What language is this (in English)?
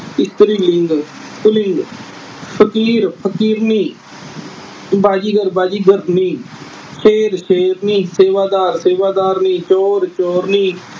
Punjabi